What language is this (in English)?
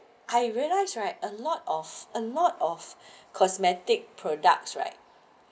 English